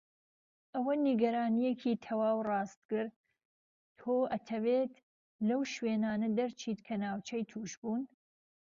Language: Central Kurdish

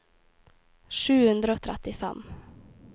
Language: Norwegian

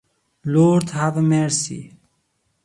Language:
English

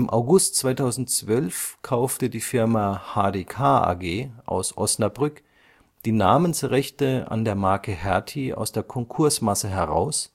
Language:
German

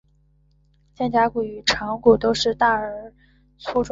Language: Chinese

